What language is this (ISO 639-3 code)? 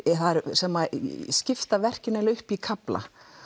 isl